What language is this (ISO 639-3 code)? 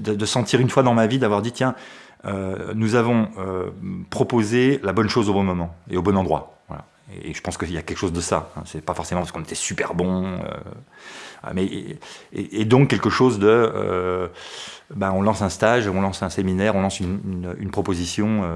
fra